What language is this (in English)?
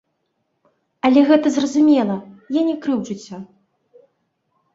Belarusian